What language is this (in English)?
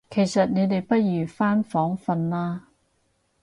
Cantonese